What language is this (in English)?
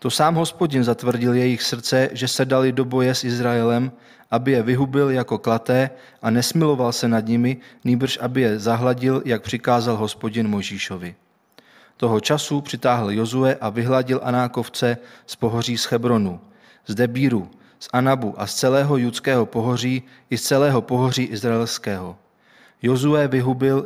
Czech